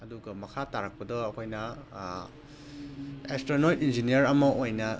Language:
Manipuri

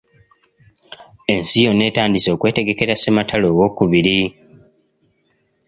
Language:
Ganda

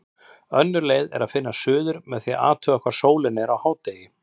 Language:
Icelandic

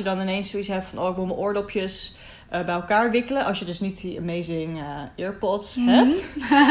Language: Dutch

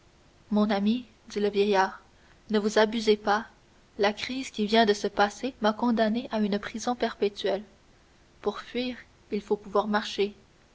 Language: French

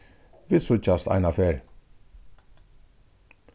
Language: Faroese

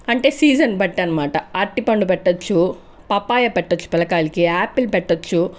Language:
Telugu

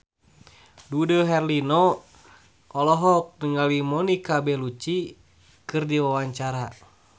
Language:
Sundanese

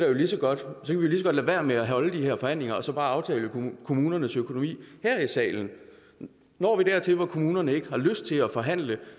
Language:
Danish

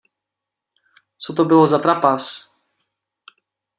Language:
Czech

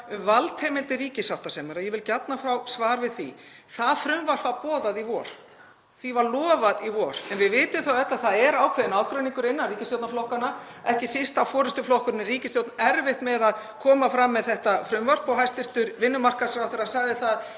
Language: Icelandic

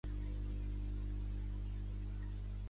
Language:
Catalan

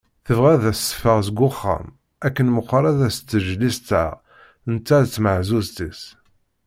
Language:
Kabyle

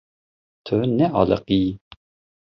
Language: Kurdish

